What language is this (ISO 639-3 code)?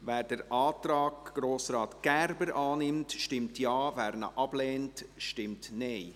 gsw